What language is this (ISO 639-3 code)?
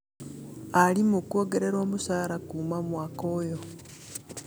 kik